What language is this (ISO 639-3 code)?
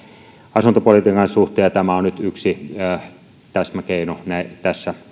fin